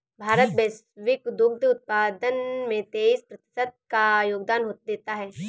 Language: Hindi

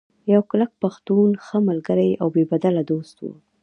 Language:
Pashto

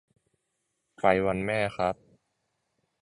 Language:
Thai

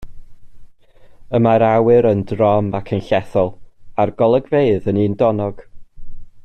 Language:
Welsh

